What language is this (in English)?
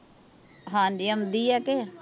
Punjabi